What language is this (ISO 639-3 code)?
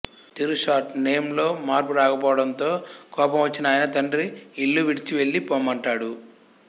tel